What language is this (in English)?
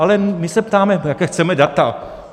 Czech